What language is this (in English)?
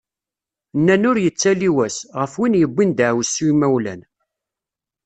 Kabyle